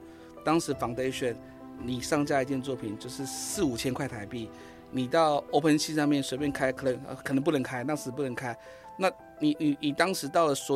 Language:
Chinese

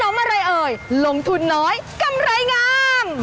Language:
Thai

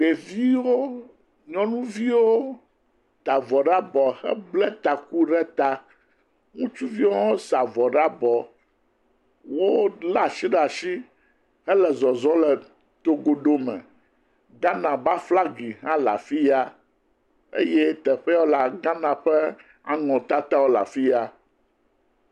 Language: Ewe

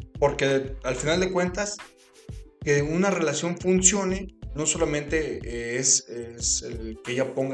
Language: Spanish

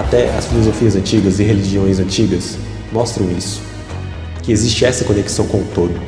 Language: Portuguese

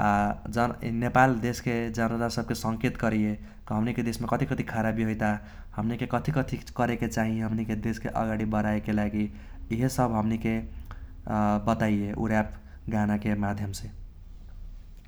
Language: Kochila Tharu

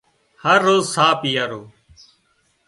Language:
Wadiyara Koli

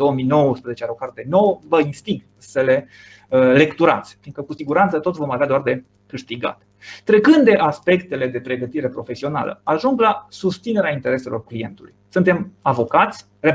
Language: Romanian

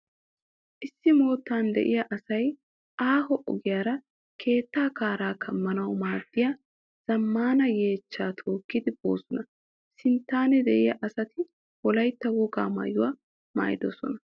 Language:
Wolaytta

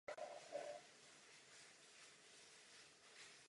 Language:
Czech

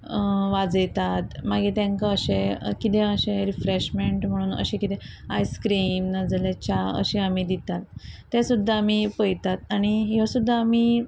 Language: Konkani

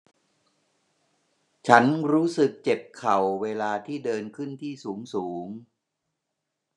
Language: Thai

